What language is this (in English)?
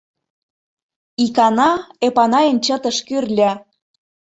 Mari